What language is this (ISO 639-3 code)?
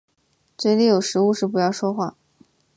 zho